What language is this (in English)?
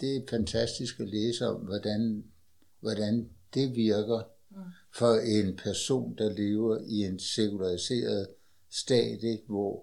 Danish